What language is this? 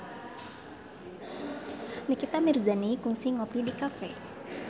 Sundanese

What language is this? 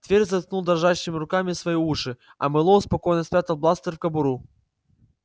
Russian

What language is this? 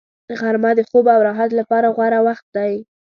Pashto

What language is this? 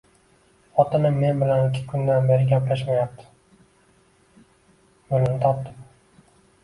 Uzbek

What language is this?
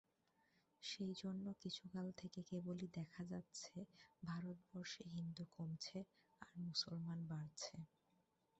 Bangla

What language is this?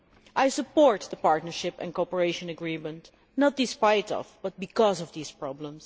English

